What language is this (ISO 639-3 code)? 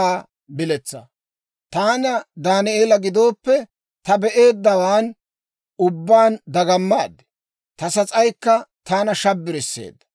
dwr